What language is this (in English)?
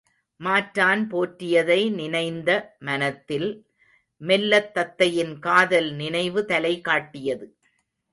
Tamil